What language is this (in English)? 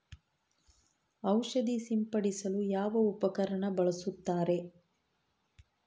Kannada